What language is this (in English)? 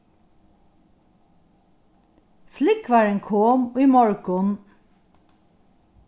Faroese